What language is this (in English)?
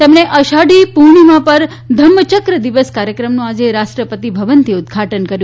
Gujarati